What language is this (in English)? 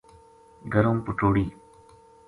Gujari